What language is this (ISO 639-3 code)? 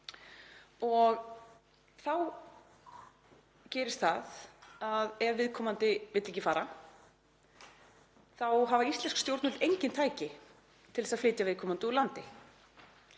isl